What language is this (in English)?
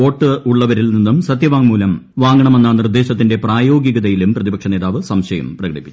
Malayalam